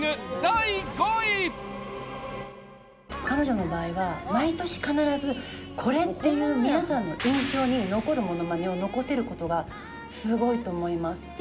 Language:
Japanese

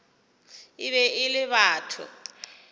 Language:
Northern Sotho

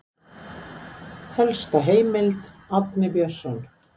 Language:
Icelandic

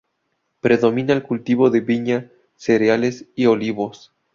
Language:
Spanish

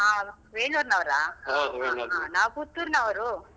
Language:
Kannada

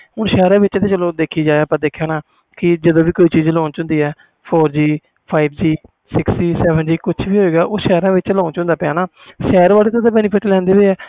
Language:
Punjabi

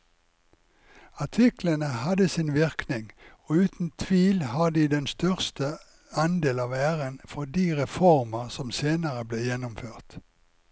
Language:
Norwegian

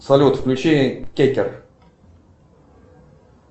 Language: Russian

